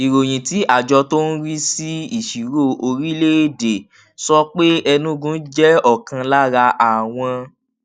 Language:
Yoruba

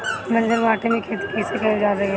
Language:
Bhojpuri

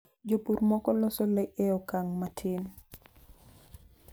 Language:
Luo (Kenya and Tanzania)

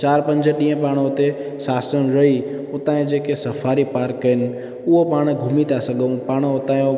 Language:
Sindhi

